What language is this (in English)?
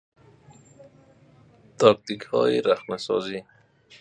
Persian